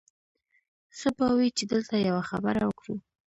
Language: Pashto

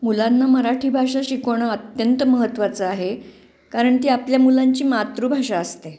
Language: Marathi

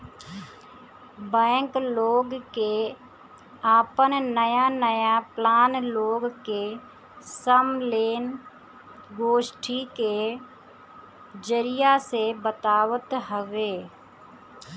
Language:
Bhojpuri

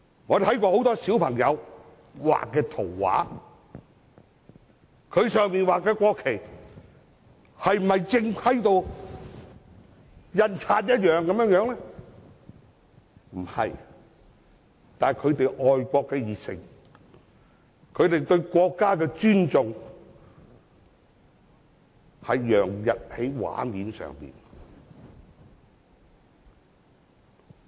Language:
Cantonese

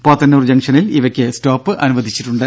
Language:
Malayalam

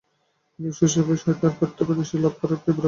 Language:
Bangla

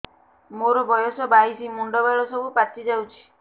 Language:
Odia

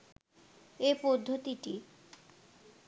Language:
Bangla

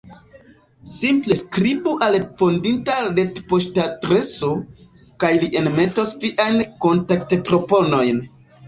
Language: Esperanto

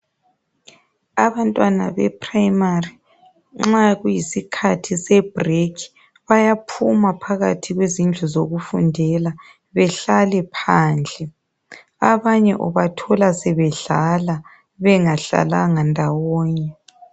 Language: North Ndebele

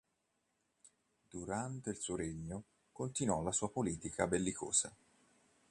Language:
Italian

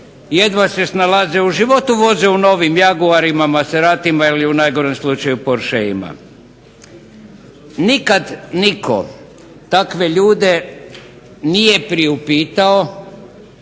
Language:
Croatian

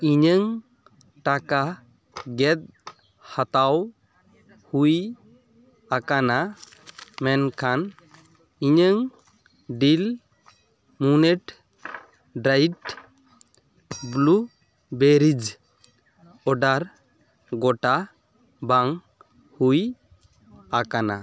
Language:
Santali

